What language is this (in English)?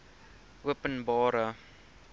Afrikaans